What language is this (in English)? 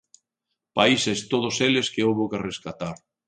Galician